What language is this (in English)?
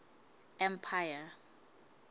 Southern Sotho